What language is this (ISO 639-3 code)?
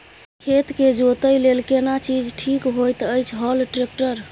mai